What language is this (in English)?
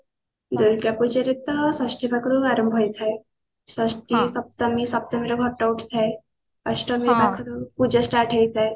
Odia